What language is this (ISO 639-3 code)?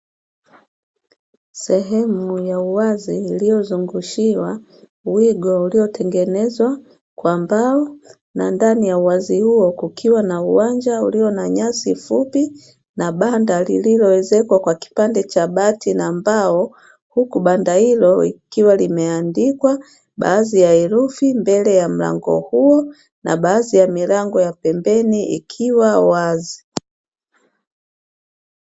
swa